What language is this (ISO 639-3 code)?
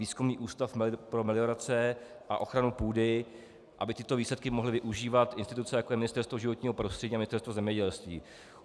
ces